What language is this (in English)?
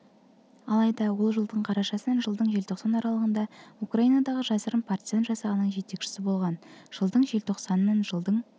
Kazakh